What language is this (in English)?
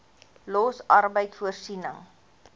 Afrikaans